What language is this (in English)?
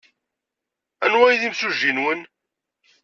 Kabyle